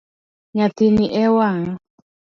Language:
Luo (Kenya and Tanzania)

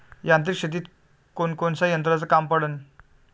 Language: Marathi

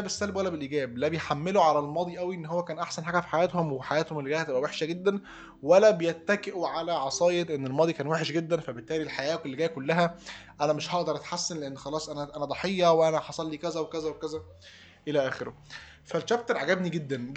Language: Arabic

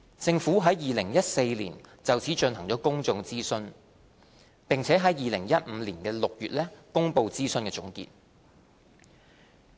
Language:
Cantonese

